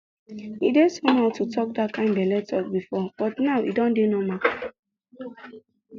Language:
Nigerian Pidgin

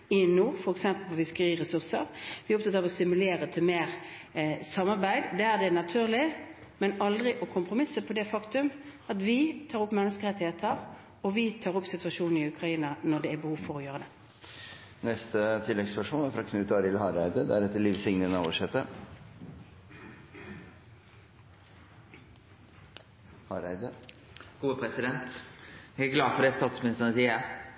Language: Norwegian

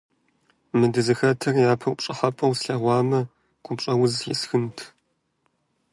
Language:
Kabardian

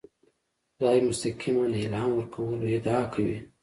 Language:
Pashto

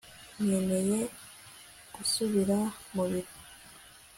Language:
Kinyarwanda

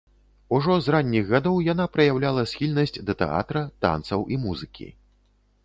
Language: Belarusian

